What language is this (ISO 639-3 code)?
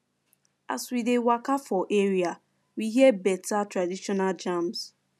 pcm